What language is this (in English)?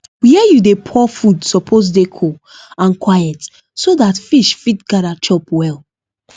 Nigerian Pidgin